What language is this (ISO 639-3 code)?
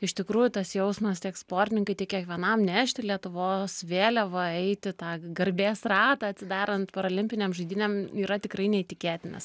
lit